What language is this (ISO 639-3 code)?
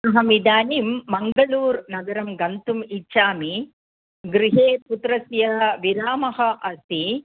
san